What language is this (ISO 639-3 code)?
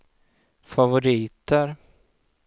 swe